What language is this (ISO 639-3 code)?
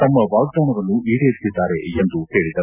kan